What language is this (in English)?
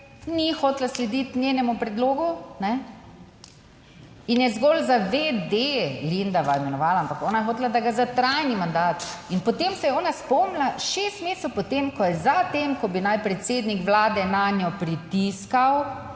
Slovenian